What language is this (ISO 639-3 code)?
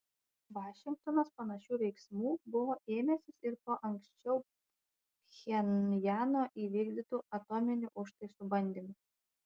lit